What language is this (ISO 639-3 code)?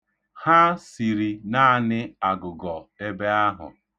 ibo